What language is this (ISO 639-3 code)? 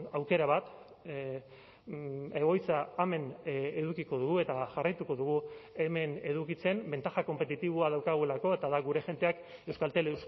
eus